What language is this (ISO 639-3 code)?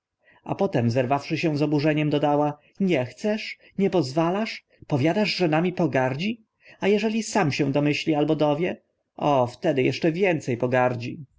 pol